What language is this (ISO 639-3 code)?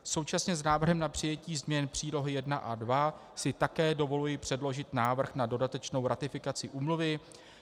ces